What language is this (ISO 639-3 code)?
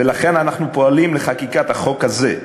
heb